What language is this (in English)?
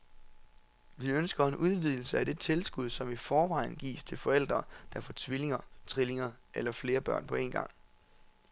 Danish